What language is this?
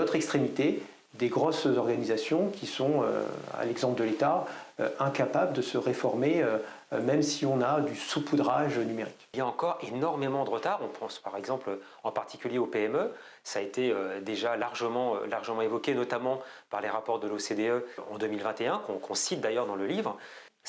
French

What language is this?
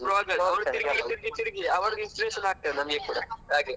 Kannada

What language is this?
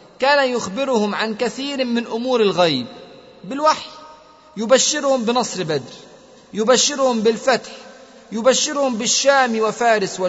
Arabic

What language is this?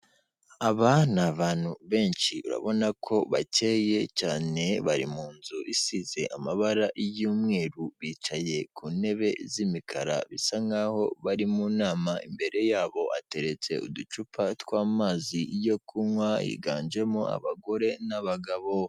Kinyarwanda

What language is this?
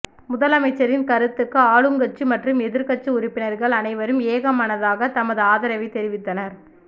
Tamil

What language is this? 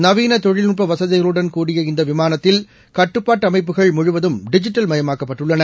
Tamil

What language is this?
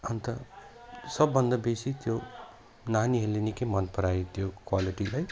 Nepali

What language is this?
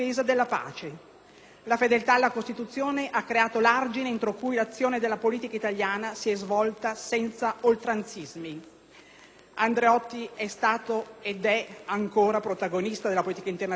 Italian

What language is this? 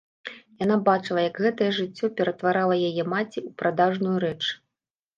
Belarusian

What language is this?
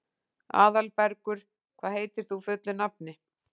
Icelandic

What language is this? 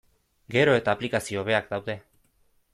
Basque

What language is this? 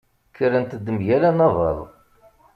Kabyle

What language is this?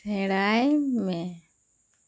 Santali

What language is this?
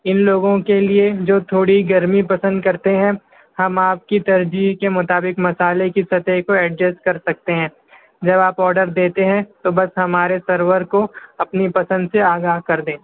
Urdu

